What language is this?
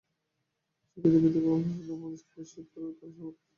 Bangla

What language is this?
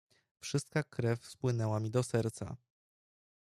Polish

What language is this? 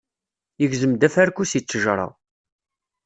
Kabyle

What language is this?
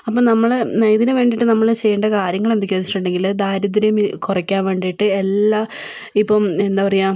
Malayalam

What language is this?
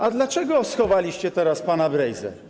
Polish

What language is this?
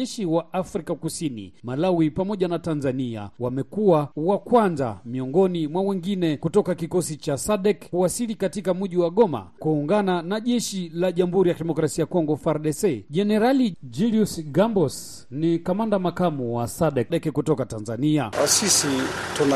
Swahili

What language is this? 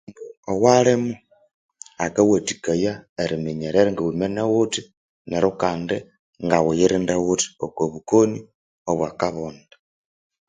Konzo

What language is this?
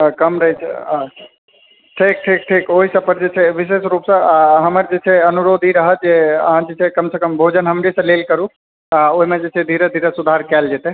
Maithili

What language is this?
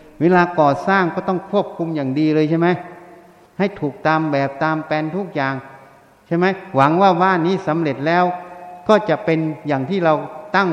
Thai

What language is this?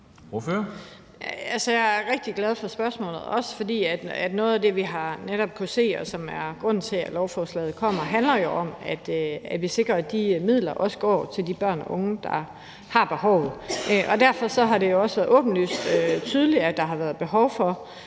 Danish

